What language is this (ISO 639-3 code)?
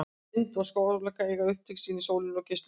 isl